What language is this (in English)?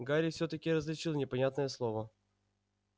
Russian